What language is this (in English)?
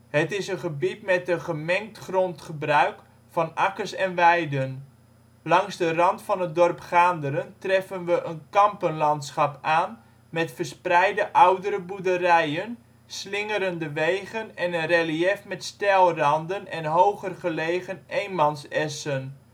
Dutch